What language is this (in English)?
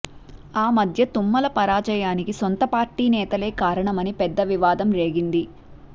Telugu